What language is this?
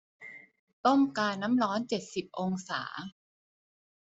Thai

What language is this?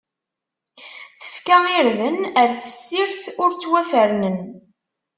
Kabyle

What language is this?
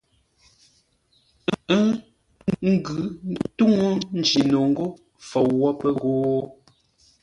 Ngombale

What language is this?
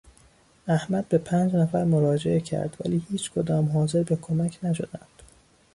Persian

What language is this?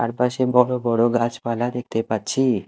Bangla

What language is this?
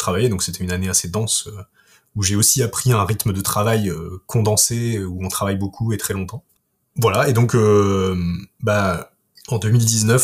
French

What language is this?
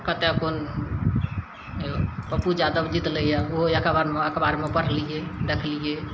Maithili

